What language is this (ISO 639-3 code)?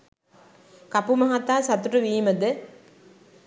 sin